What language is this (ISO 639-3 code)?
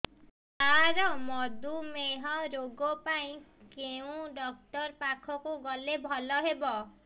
ori